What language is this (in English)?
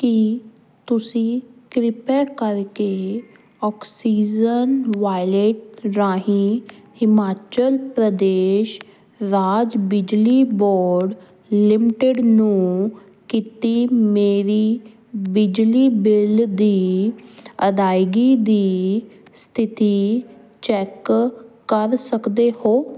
Punjabi